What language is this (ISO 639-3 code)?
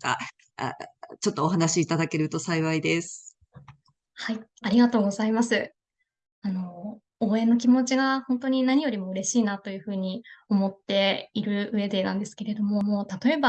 jpn